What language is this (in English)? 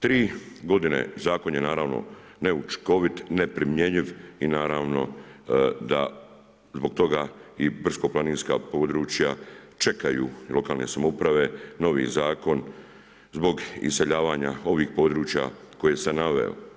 Croatian